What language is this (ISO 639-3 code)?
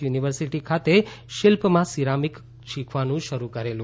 guj